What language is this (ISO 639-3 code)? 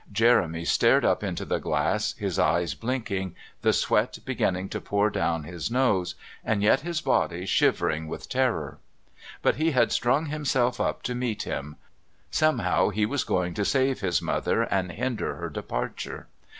eng